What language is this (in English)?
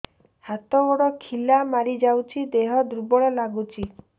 Odia